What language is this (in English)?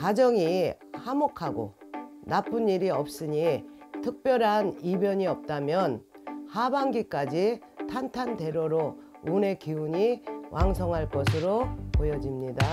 Korean